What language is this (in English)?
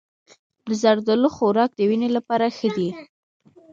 Pashto